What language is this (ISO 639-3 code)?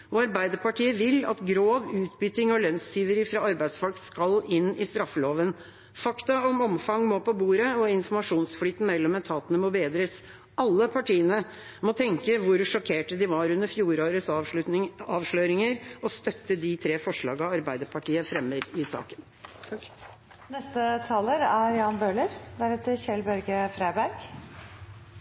nob